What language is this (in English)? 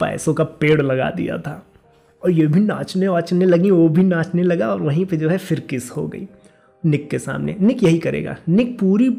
Hindi